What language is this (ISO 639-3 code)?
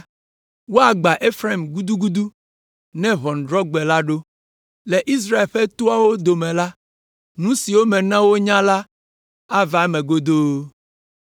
ewe